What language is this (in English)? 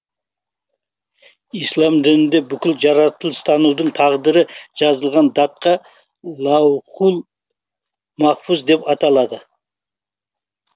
Kazakh